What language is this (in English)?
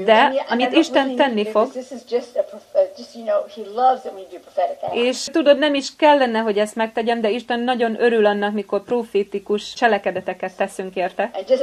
Hungarian